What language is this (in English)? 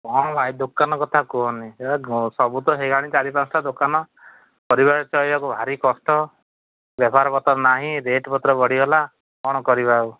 Odia